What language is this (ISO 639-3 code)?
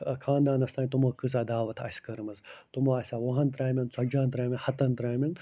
kas